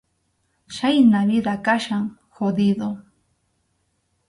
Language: Arequipa-La Unión Quechua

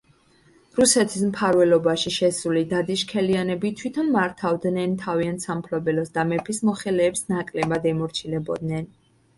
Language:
Georgian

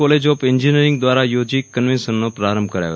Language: Gujarati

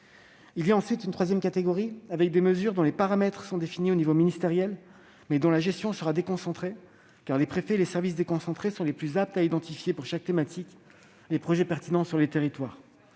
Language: French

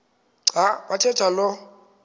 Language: Xhosa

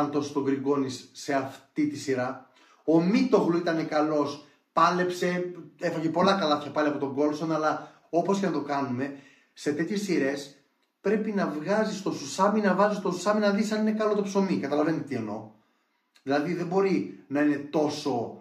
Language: Greek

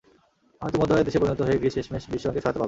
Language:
Bangla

